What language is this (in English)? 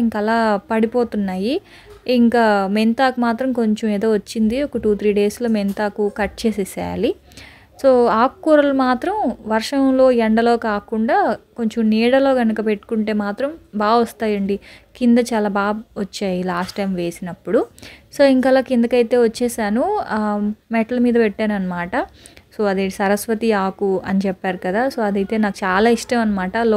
Telugu